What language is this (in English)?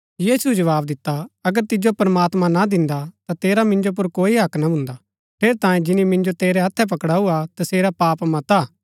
Gaddi